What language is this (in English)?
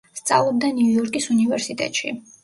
Georgian